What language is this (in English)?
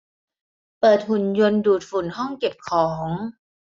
Thai